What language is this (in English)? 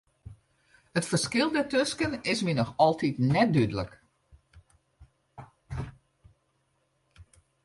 Western Frisian